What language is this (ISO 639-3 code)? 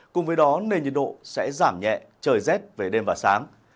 vie